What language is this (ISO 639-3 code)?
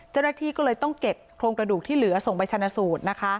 tha